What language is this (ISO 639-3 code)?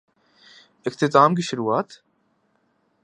urd